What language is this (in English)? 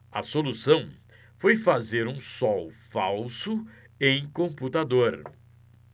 Portuguese